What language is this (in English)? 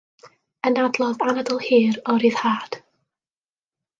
Welsh